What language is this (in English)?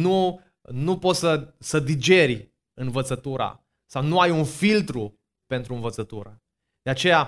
Romanian